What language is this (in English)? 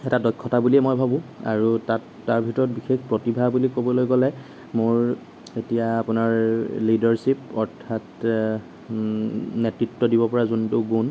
Assamese